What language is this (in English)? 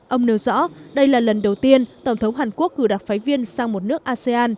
Vietnamese